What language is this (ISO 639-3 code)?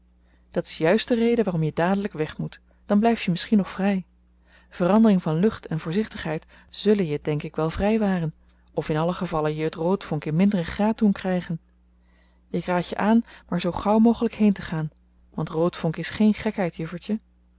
nld